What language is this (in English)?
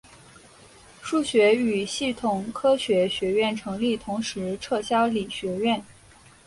Chinese